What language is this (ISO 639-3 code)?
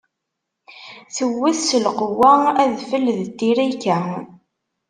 kab